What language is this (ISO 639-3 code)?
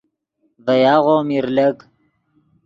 ydg